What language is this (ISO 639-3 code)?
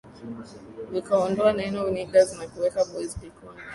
swa